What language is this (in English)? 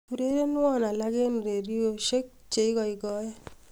Kalenjin